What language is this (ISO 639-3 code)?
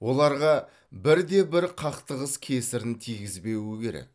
kaz